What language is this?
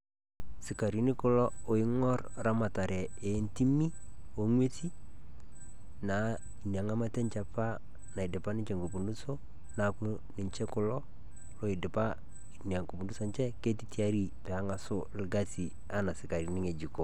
Masai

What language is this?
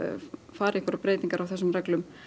Icelandic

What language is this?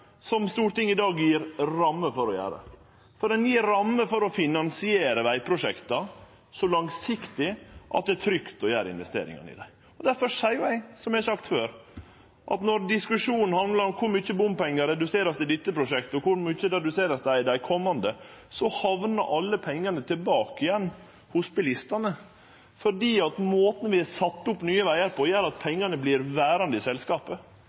Norwegian Nynorsk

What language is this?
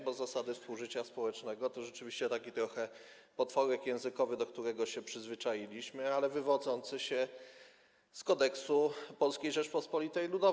Polish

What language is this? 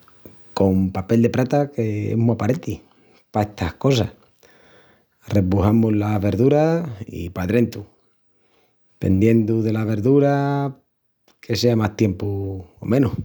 Extremaduran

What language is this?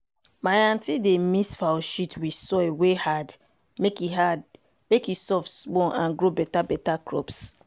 Nigerian Pidgin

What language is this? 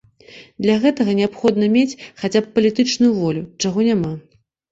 Belarusian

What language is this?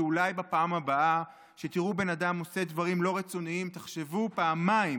Hebrew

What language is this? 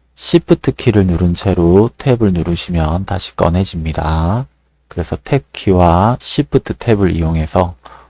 Korean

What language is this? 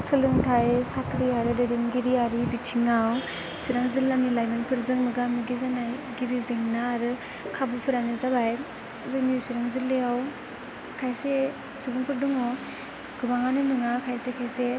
Bodo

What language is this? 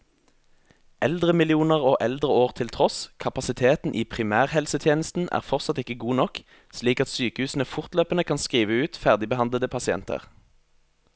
Norwegian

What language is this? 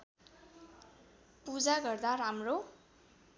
Nepali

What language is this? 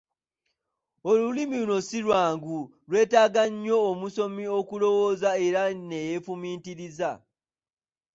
Ganda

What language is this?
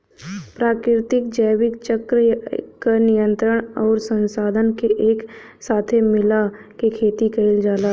Bhojpuri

